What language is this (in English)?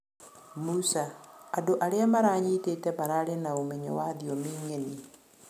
Kikuyu